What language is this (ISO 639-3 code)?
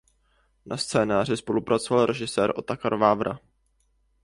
ces